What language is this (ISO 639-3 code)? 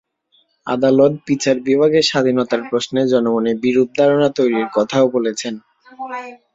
ben